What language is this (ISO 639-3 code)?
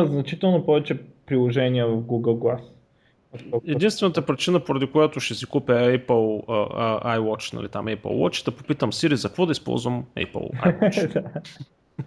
bul